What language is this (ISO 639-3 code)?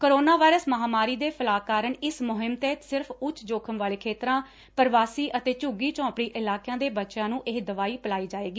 pan